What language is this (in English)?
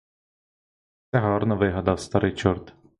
Ukrainian